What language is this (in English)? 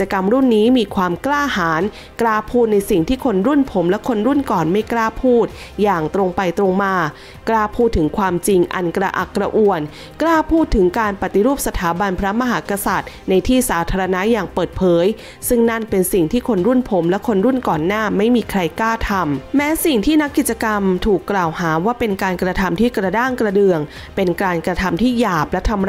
Thai